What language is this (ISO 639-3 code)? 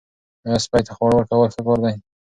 pus